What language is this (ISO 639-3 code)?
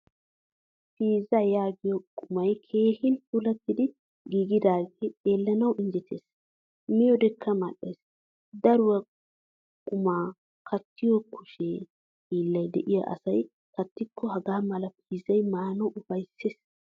wal